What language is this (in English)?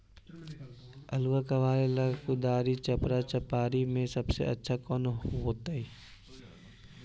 Magahi